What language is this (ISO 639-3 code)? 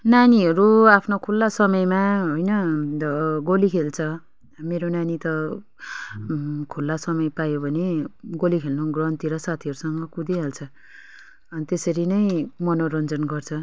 nep